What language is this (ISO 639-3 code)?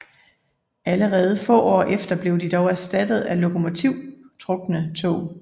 dan